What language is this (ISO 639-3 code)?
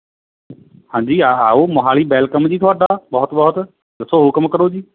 pan